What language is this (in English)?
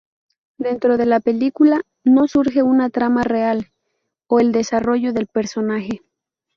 Spanish